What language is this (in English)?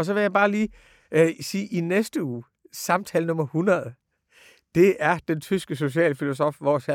Danish